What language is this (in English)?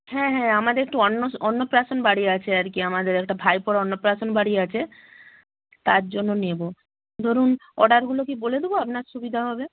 Bangla